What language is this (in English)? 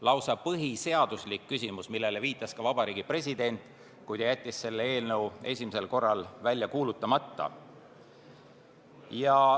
Estonian